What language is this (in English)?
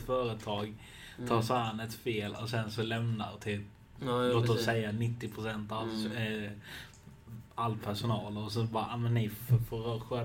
Swedish